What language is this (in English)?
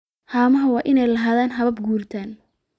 Somali